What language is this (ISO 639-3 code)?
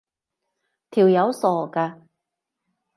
yue